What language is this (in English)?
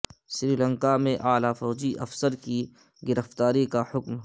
Urdu